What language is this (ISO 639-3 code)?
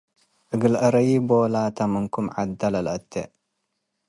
tig